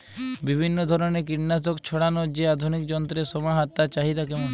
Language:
Bangla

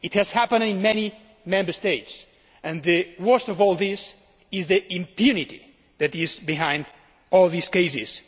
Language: English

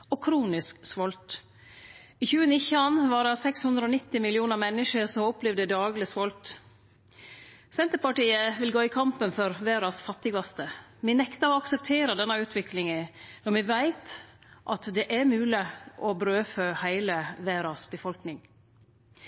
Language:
Norwegian Nynorsk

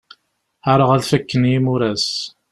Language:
Kabyle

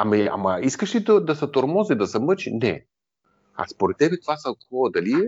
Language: Bulgarian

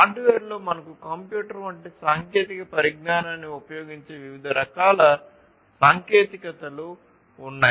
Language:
Telugu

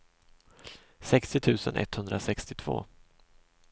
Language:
Swedish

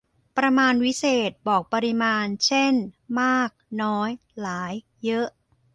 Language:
Thai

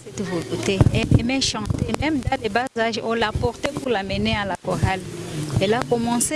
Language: French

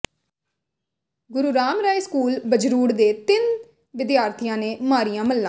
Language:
Punjabi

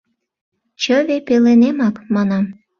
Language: Mari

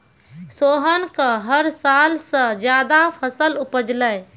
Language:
Maithili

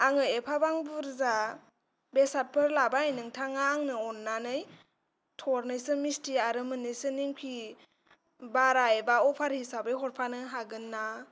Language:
Bodo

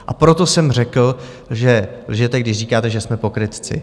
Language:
Czech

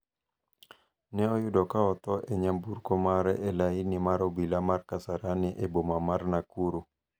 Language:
Luo (Kenya and Tanzania)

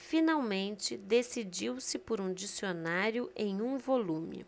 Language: Portuguese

